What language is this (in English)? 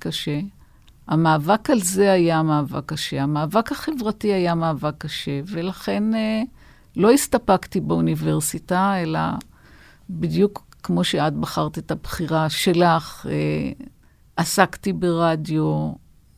Hebrew